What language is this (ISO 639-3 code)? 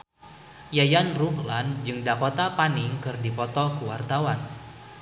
sun